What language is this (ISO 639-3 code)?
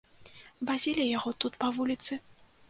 bel